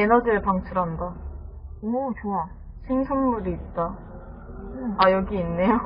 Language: Korean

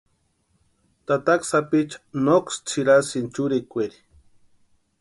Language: Western Highland Purepecha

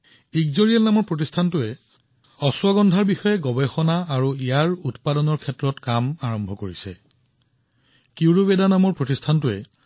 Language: Assamese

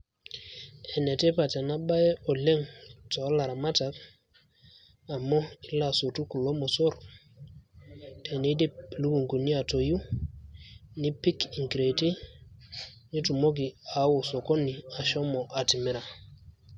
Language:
Masai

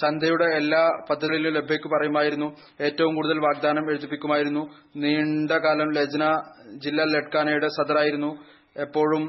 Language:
Malayalam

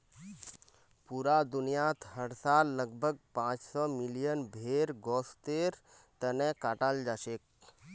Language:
Magahi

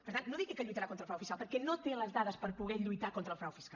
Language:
Catalan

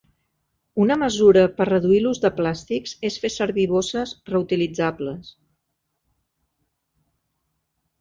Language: Catalan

